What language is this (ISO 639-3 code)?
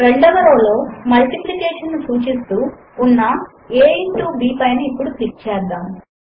tel